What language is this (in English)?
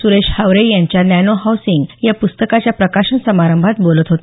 Marathi